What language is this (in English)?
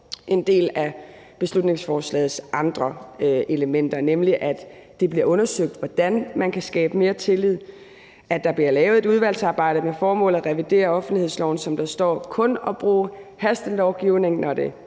Danish